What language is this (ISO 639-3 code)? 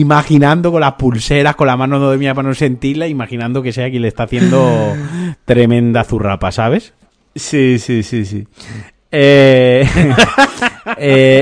spa